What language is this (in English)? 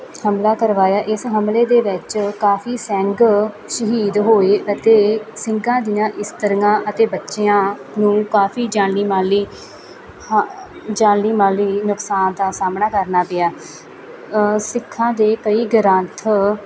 Punjabi